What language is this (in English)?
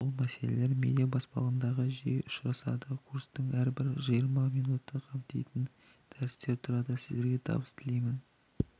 Kazakh